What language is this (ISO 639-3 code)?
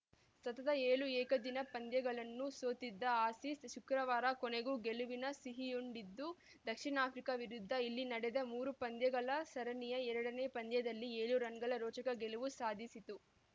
kan